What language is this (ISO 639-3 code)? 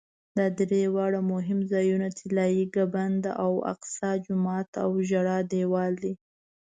pus